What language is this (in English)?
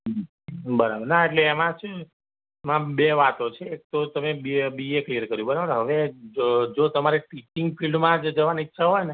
Gujarati